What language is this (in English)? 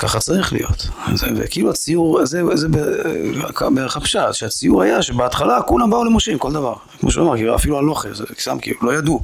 Hebrew